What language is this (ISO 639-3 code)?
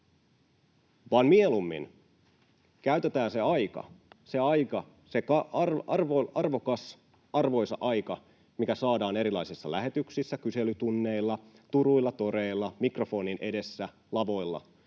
fin